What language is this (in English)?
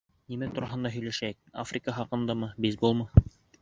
Bashkir